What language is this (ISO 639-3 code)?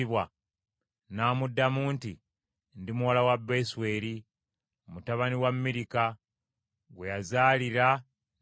lug